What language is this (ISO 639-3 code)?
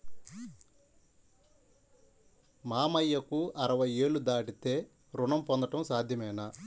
tel